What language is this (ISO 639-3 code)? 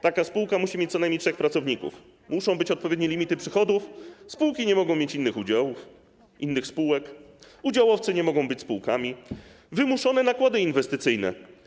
pol